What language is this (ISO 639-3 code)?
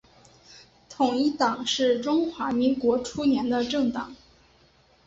zho